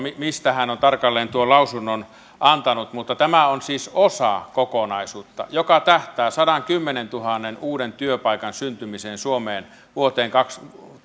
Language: Finnish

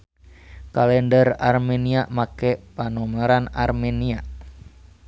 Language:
Sundanese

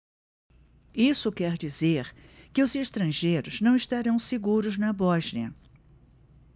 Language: Portuguese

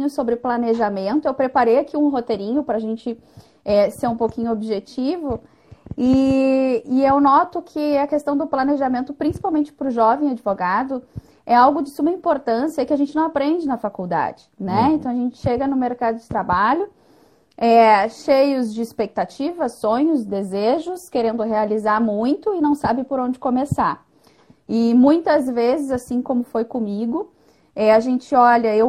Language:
Portuguese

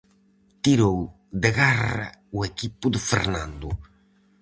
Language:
Galician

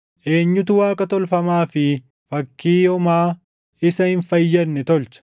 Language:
Oromo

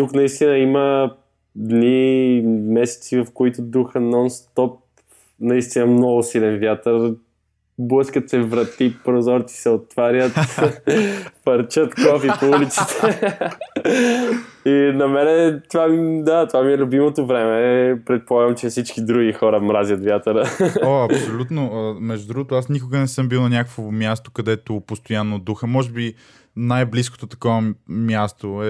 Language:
Bulgarian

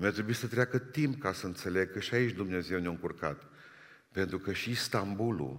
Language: Romanian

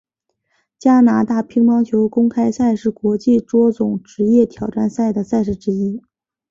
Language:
Chinese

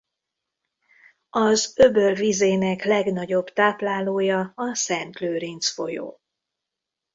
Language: Hungarian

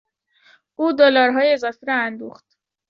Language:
Persian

